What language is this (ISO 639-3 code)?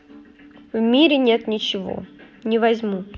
rus